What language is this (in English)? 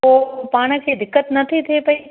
Sindhi